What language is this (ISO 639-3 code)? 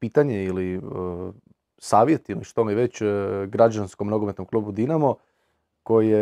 hrv